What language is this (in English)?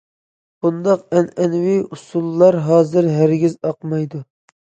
Uyghur